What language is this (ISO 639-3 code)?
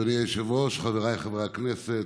heb